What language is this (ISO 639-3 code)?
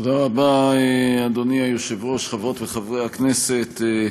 heb